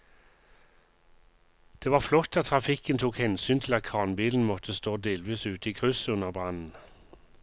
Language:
Norwegian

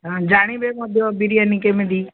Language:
Odia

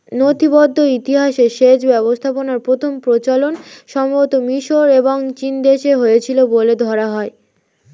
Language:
Bangla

